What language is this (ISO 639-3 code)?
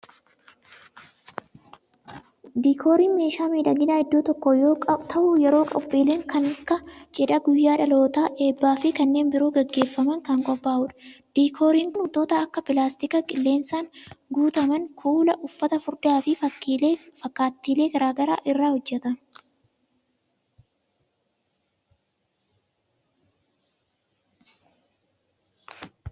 orm